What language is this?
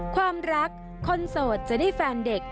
Thai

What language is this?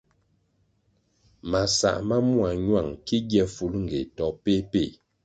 Kwasio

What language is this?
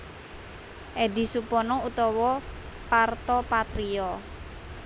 Javanese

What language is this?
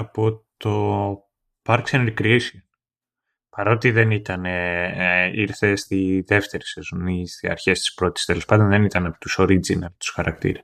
Greek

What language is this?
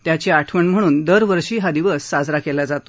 Marathi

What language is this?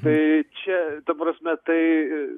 Lithuanian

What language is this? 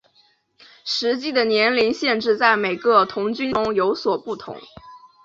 Chinese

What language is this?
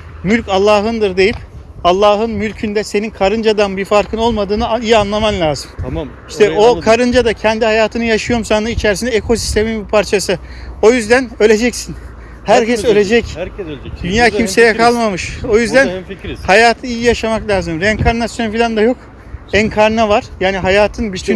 Turkish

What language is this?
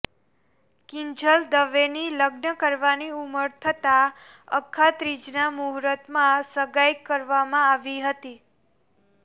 Gujarati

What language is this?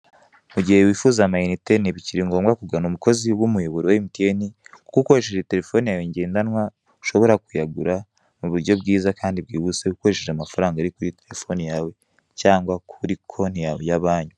Kinyarwanda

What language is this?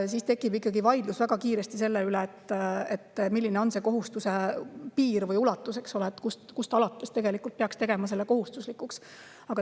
Estonian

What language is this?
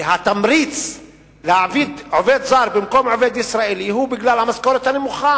Hebrew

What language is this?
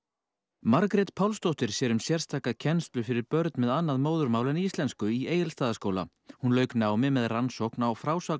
Icelandic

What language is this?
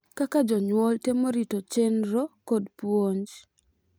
Luo (Kenya and Tanzania)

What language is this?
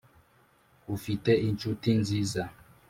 Kinyarwanda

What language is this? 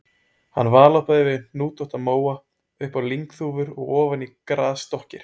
Icelandic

